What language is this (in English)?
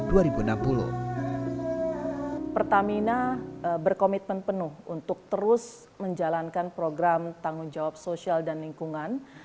Indonesian